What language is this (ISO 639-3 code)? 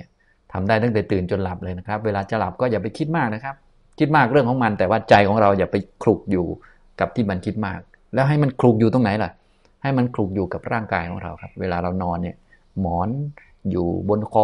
tha